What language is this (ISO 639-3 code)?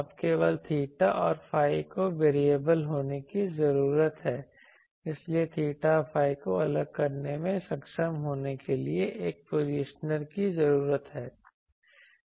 hin